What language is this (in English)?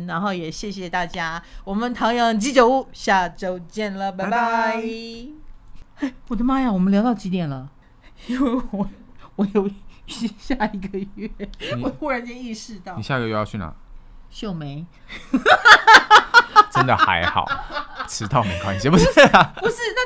Chinese